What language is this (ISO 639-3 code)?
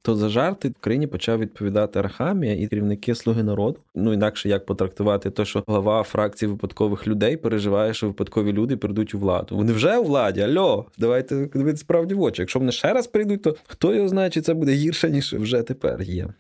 ukr